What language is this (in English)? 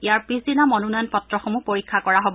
Assamese